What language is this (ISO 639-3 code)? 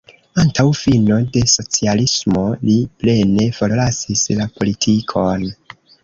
epo